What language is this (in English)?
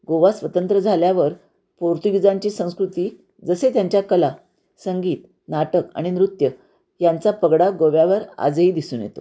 Marathi